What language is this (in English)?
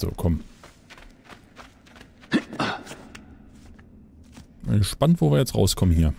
German